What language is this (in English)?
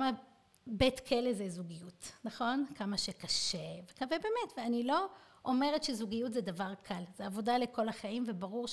Hebrew